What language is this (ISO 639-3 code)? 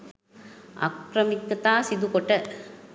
sin